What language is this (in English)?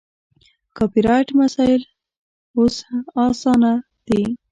Pashto